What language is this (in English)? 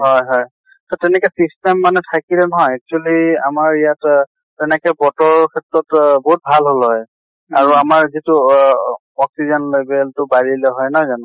Assamese